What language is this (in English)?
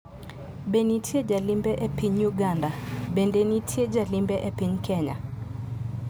Luo (Kenya and Tanzania)